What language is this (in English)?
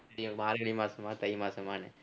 Tamil